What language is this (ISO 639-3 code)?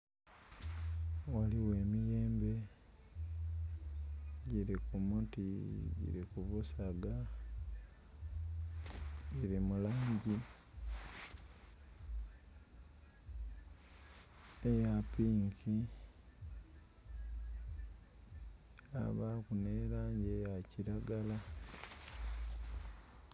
xog